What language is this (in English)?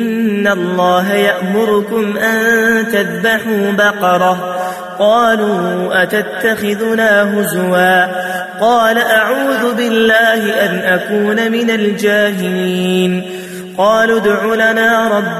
Arabic